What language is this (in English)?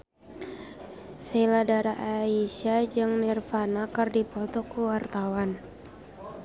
Sundanese